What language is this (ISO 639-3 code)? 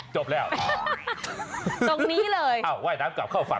tha